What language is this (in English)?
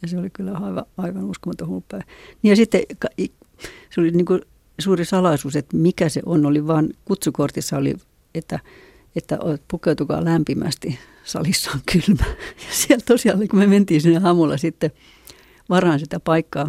Finnish